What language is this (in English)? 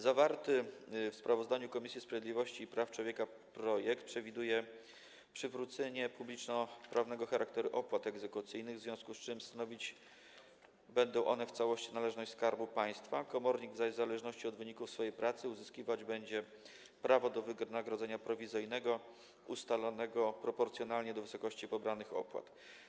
Polish